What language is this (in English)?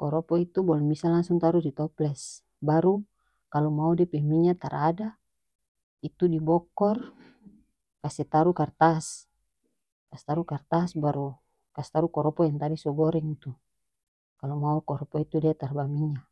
North Moluccan Malay